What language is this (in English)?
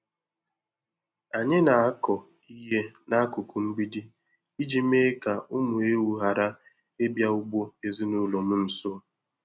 Igbo